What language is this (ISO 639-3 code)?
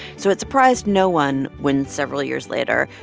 eng